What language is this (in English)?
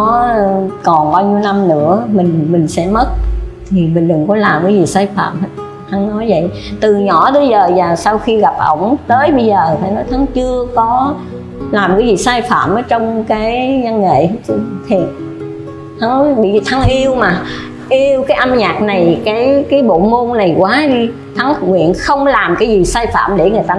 Vietnamese